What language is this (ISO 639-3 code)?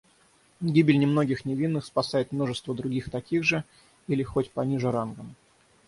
rus